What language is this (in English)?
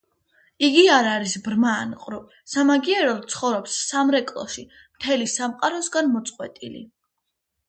Georgian